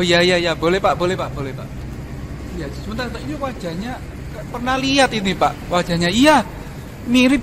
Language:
Indonesian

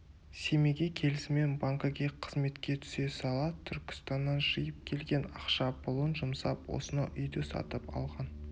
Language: Kazakh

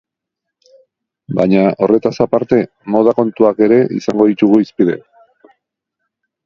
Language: Basque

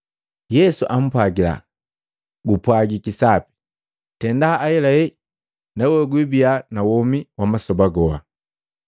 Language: Matengo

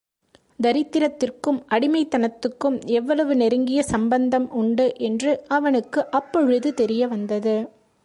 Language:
Tamil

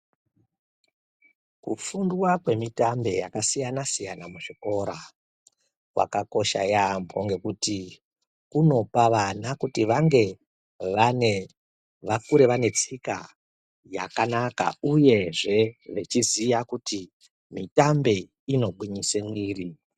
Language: Ndau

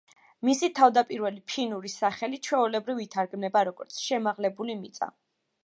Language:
Georgian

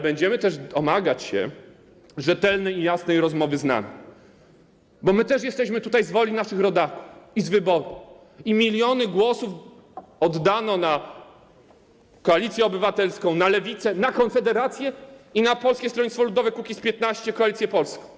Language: Polish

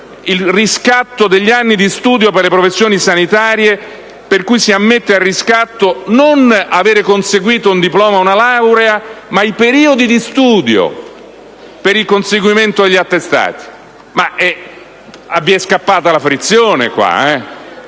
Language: Italian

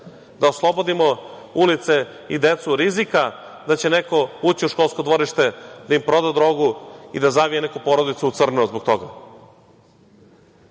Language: Serbian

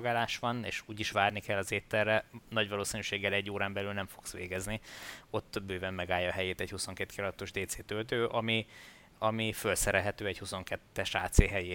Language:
Hungarian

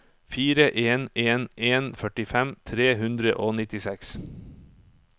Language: Norwegian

